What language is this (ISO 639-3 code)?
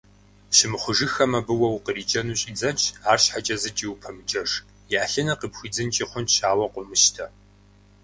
kbd